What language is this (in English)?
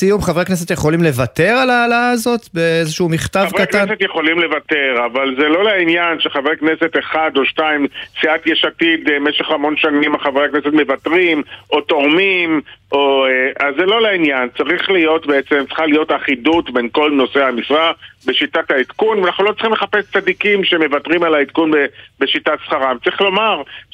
Hebrew